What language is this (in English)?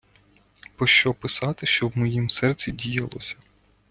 Ukrainian